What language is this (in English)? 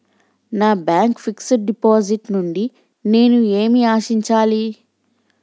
Telugu